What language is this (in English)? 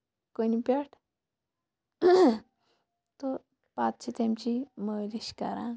Kashmiri